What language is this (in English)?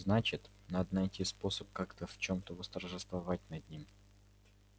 Russian